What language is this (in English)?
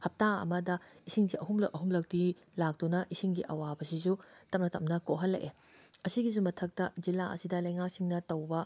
Manipuri